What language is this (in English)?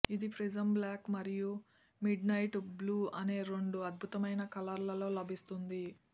Telugu